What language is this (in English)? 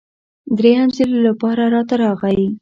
Pashto